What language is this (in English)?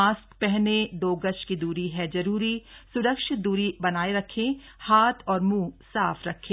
Hindi